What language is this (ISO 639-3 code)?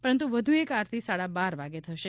guj